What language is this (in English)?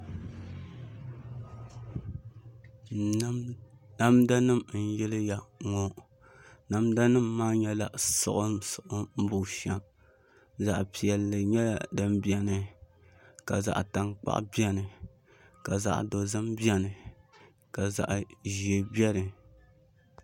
Dagbani